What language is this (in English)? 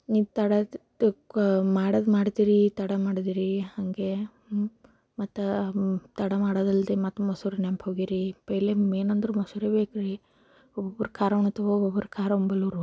Kannada